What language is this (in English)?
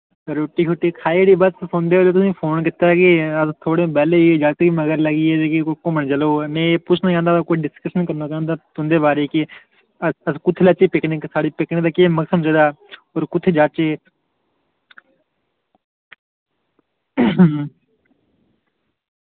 Dogri